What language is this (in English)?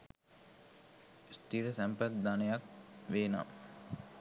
Sinhala